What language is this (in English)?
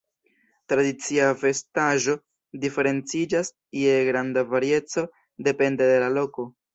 Esperanto